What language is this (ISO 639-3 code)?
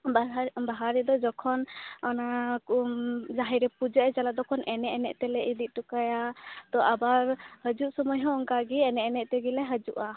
sat